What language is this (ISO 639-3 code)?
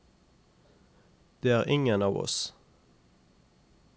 nor